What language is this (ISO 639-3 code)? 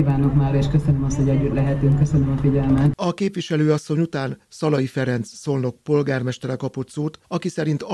hun